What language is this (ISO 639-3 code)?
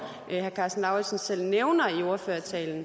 dan